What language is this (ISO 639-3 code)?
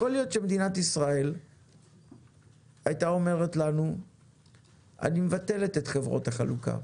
heb